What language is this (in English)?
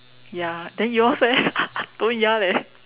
English